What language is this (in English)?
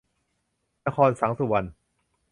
Thai